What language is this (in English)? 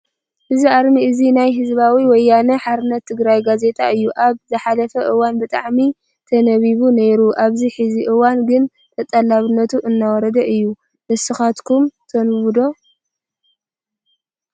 Tigrinya